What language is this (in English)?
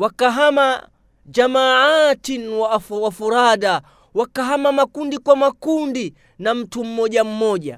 Swahili